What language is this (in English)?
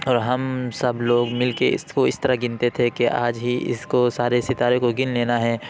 Urdu